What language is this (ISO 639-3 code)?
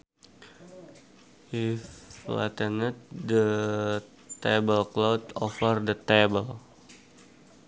sun